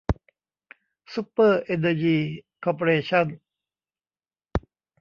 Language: Thai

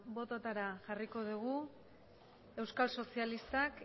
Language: Basque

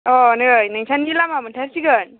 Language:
Bodo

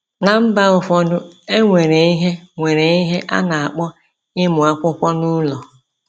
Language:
Igbo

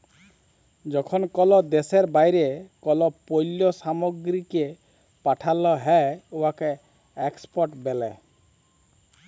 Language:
Bangla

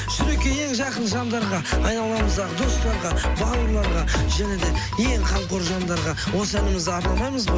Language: Kazakh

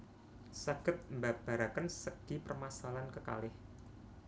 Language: Javanese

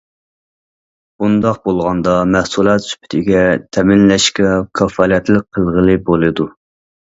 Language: Uyghur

